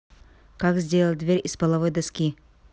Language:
Russian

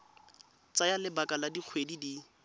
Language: Tswana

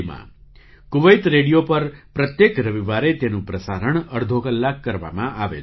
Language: Gujarati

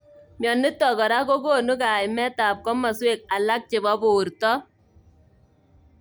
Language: Kalenjin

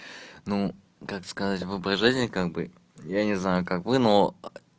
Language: Russian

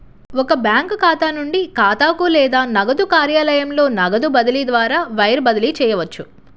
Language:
Telugu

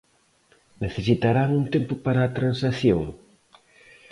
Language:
Galician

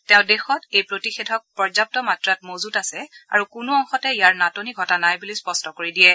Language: Assamese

